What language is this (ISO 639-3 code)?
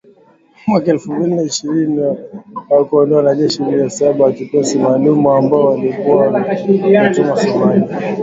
swa